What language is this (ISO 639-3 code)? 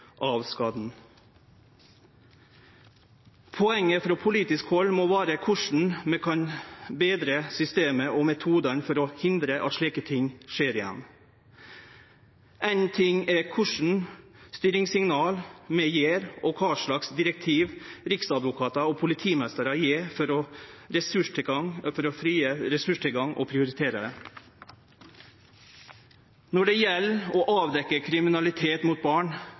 nno